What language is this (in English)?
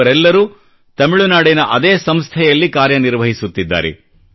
Kannada